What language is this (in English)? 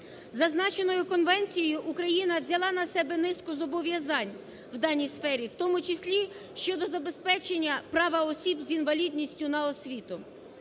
Ukrainian